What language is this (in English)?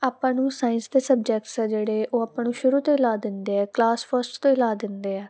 Punjabi